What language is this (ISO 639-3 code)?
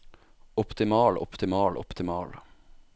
nor